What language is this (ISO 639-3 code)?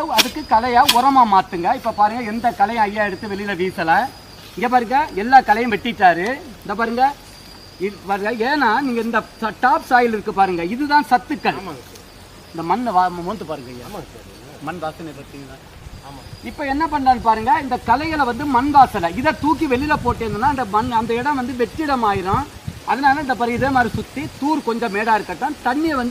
hin